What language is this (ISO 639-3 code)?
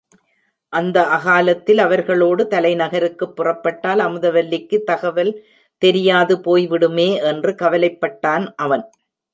tam